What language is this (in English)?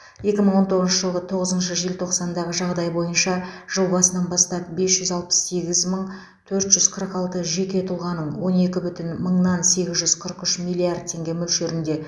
Kazakh